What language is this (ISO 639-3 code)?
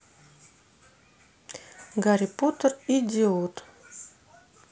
rus